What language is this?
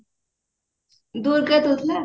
Odia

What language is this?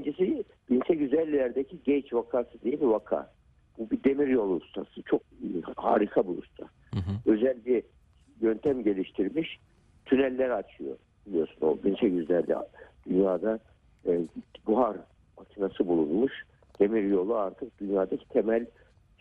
Turkish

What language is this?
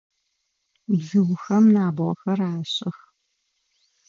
Adyghe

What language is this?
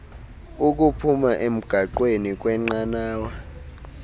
Xhosa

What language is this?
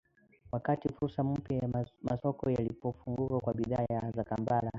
Swahili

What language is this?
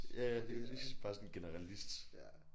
Danish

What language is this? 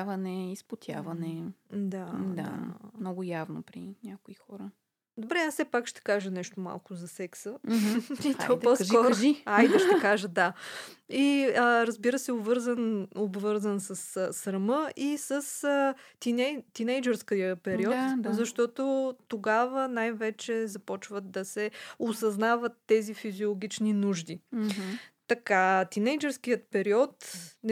Bulgarian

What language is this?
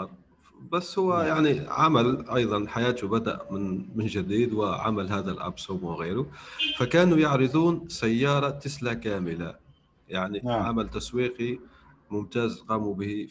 Arabic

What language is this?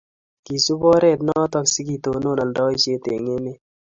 Kalenjin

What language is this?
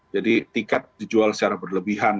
Indonesian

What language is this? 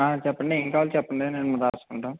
Telugu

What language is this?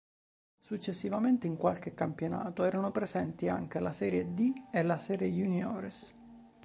Italian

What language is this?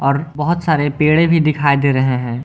Hindi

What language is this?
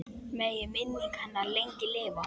Icelandic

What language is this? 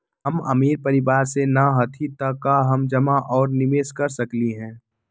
Magahi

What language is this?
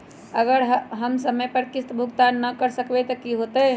Magahi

